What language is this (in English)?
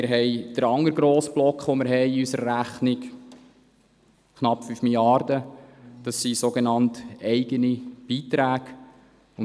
Swiss German